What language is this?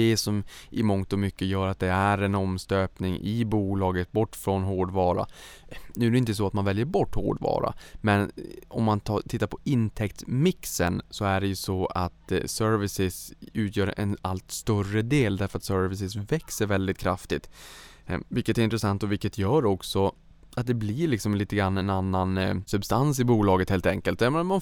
Swedish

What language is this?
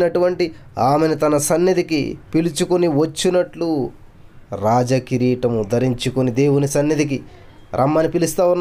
Telugu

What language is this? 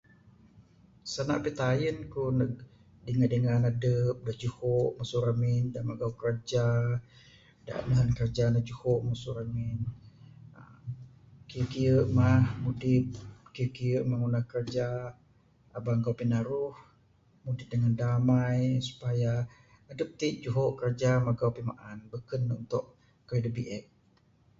Bukar-Sadung Bidayuh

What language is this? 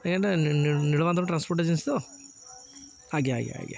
Odia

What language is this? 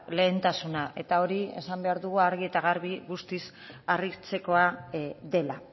Basque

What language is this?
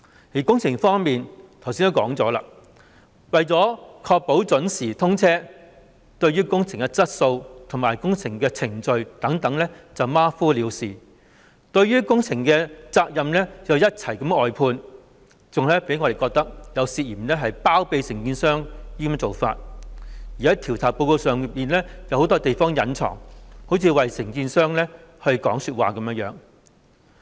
Cantonese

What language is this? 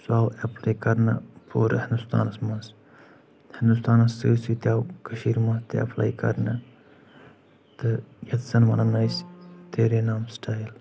Kashmiri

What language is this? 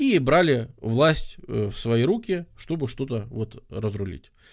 Russian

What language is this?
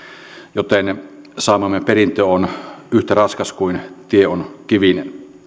Finnish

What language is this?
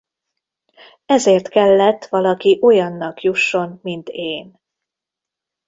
Hungarian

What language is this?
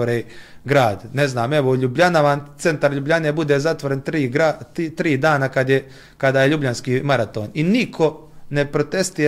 Croatian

